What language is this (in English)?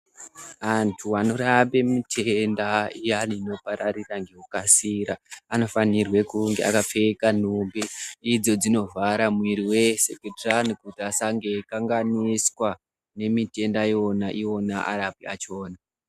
Ndau